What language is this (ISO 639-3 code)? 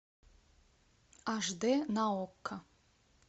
rus